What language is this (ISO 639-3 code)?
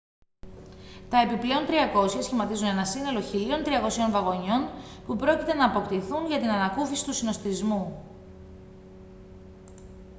ell